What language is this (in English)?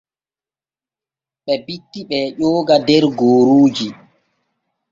Borgu Fulfulde